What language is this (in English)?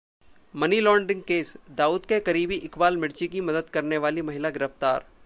Hindi